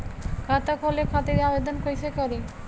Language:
Bhojpuri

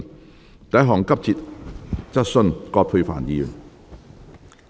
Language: Cantonese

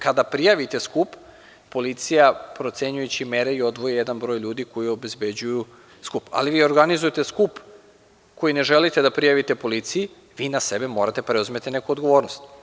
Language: Serbian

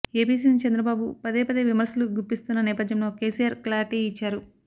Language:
Telugu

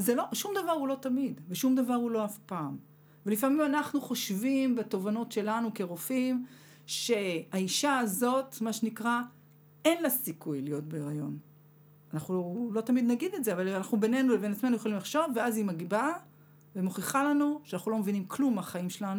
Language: Hebrew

